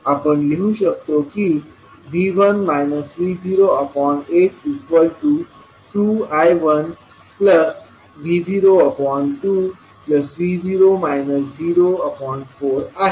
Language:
Marathi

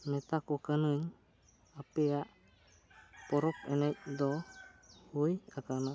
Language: Santali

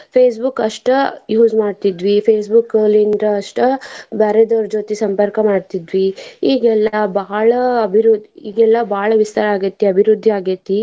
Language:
Kannada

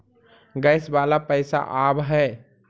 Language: Magahi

